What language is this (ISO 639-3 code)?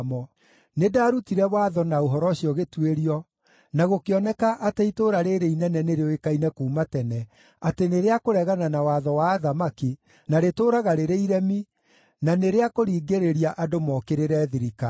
kik